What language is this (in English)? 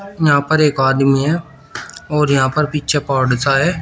Hindi